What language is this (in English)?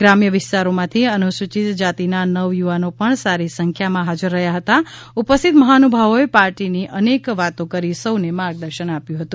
Gujarati